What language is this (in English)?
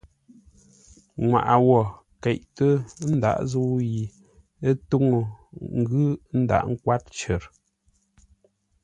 Ngombale